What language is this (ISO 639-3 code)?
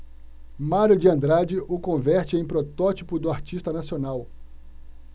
por